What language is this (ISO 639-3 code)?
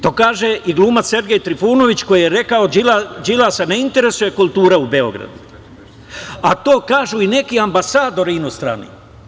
srp